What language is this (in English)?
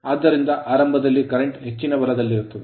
Kannada